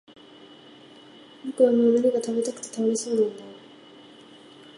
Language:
Japanese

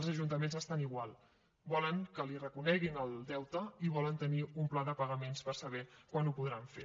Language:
Catalan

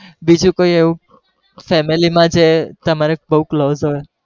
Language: Gujarati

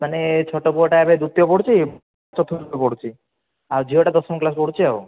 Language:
Odia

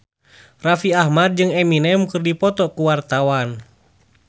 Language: Sundanese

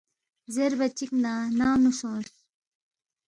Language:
Balti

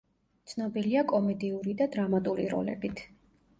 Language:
Georgian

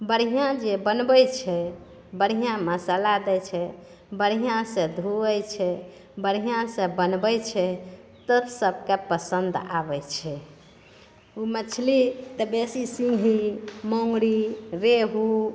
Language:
Maithili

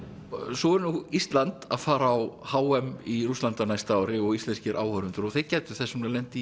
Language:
Icelandic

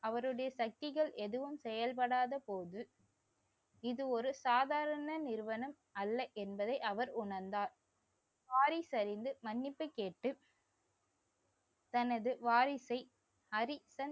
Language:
Tamil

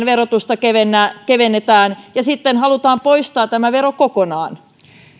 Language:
Finnish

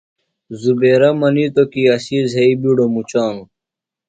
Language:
Phalura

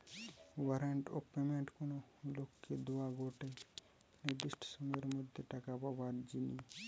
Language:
Bangla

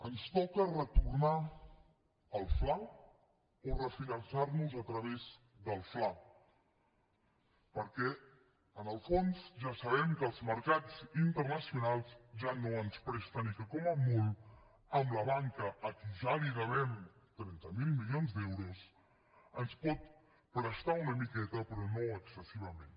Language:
Catalan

